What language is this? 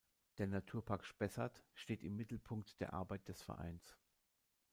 German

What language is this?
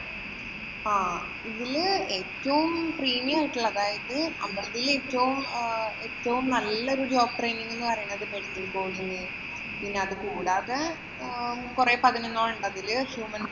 Malayalam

